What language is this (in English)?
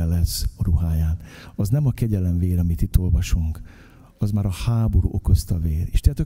Hungarian